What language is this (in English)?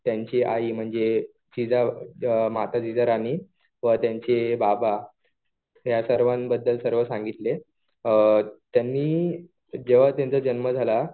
Marathi